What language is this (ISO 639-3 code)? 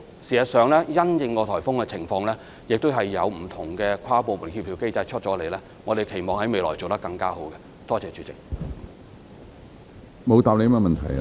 yue